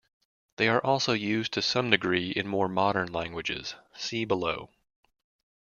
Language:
English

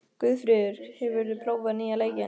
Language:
Icelandic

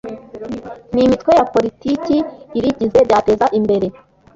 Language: Kinyarwanda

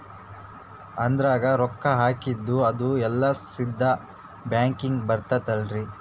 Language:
Kannada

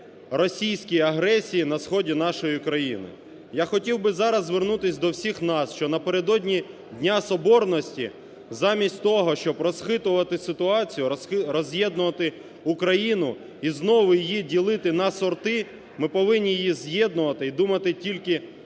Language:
Ukrainian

